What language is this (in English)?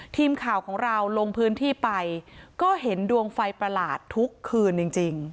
Thai